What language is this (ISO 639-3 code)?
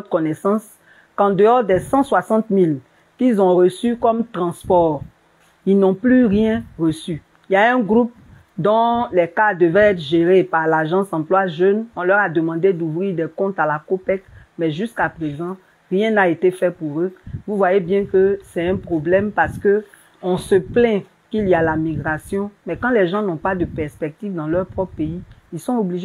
fra